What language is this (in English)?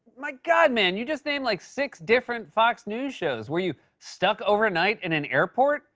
English